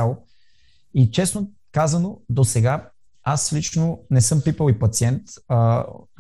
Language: Bulgarian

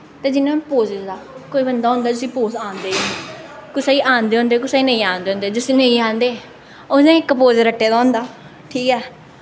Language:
Dogri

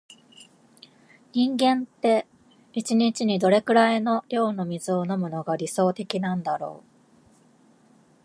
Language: Japanese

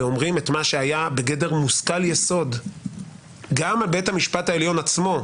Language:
Hebrew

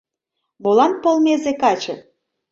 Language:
Mari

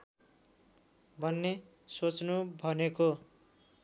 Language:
Nepali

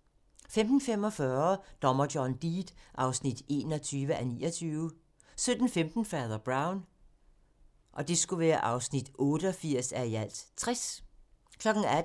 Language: Danish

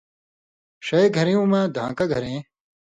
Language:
Indus Kohistani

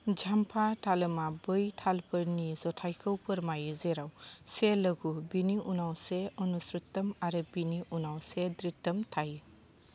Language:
Bodo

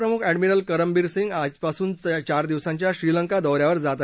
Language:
Marathi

